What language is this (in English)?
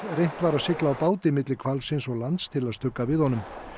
Icelandic